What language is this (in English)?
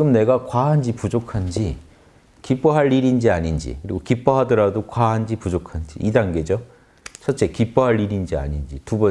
Korean